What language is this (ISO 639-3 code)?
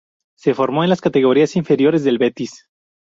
spa